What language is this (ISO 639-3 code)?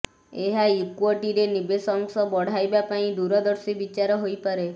ori